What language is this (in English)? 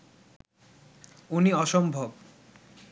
Bangla